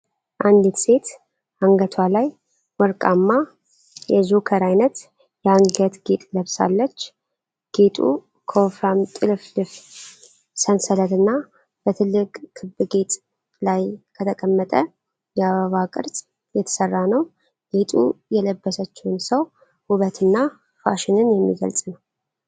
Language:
Amharic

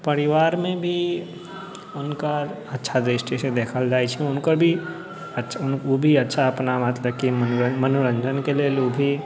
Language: Maithili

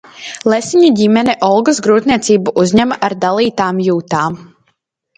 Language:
Latvian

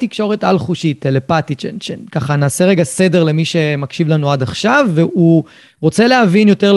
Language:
Hebrew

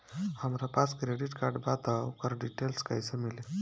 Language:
Bhojpuri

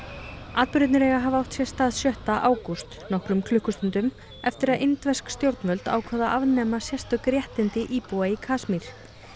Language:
Icelandic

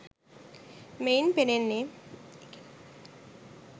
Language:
Sinhala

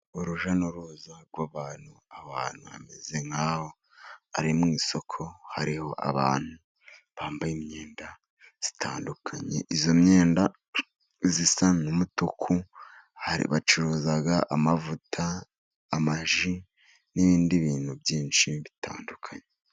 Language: Kinyarwanda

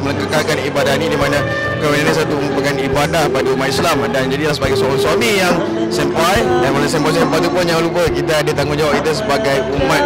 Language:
Malay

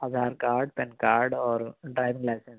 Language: Urdu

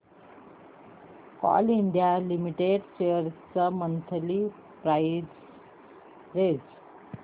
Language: Marathi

